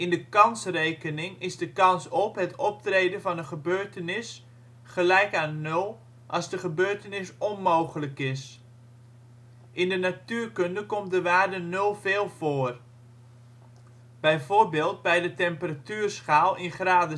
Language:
Dutch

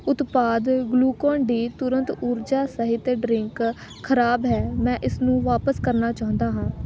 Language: Punjabi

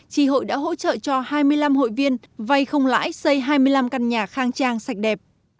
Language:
Vietnamese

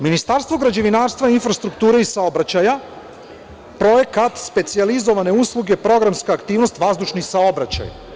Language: Serbian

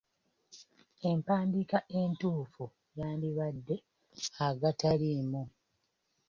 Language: Ganda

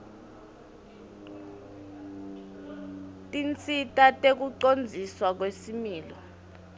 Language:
Swati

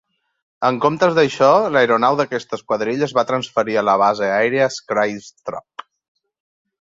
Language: Catalan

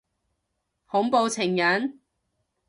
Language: Cantonese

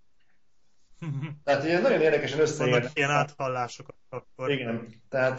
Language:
Hungarian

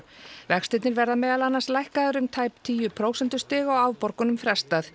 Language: Icelandic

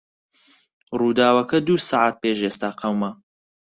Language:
Central Kurdish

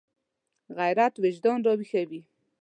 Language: Pashto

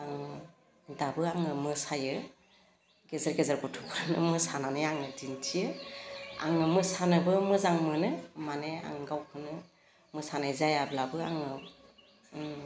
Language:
Bodo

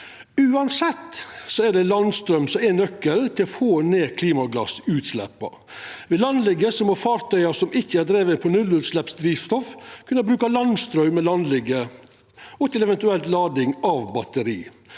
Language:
Norwegian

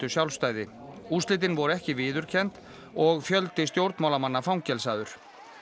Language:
Icelandic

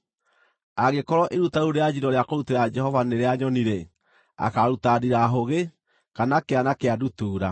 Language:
Kikuyu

